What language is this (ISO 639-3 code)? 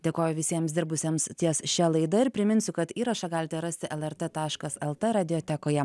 lit